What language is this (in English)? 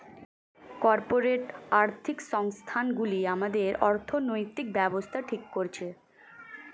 Bangla